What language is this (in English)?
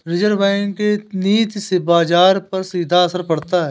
Hindi